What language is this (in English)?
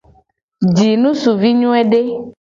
Gen